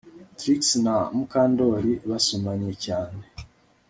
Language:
Kinyarwanda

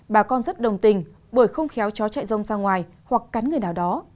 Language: Vietnamese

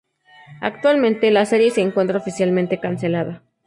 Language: Spanish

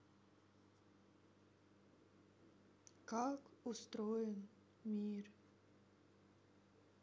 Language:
Russian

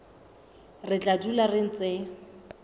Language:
Southern Sotho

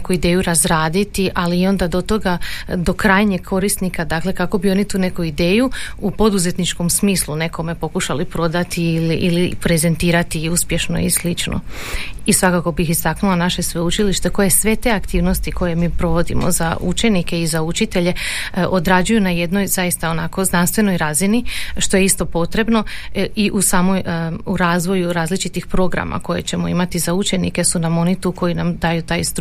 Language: Croatian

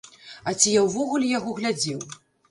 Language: Belarusian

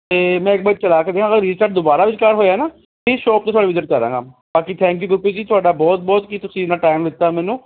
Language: Punjabi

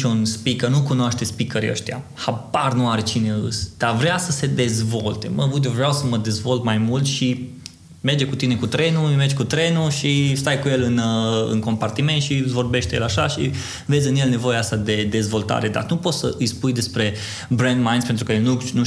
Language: Romanian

